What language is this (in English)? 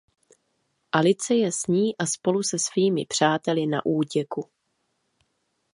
Czech